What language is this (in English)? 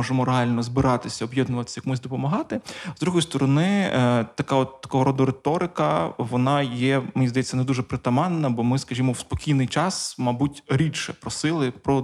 Ukrainian